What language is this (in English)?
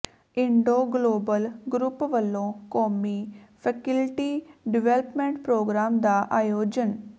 Punjabi